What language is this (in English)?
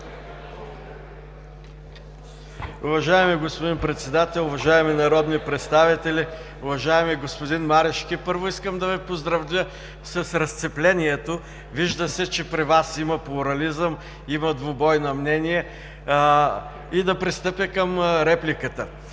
Bulgarian